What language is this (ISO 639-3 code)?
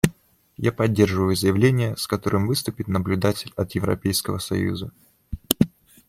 rus